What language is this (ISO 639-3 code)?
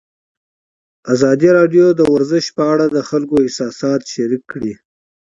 pus